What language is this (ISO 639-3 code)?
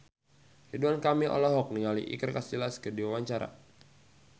sun